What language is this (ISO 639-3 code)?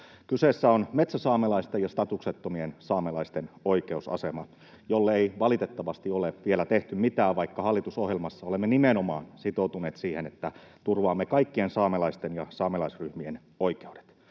fin